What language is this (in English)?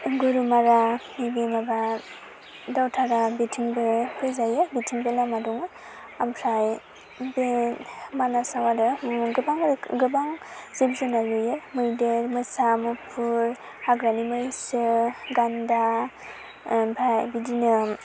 Bodo